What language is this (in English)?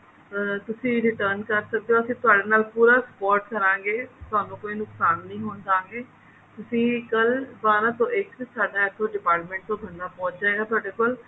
Punjabi